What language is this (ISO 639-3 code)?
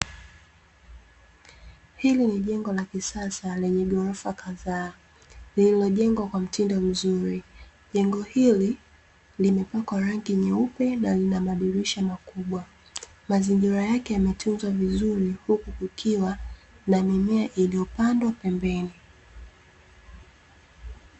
swa